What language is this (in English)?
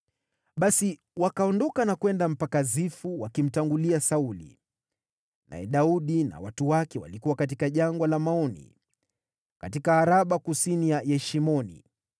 Swahili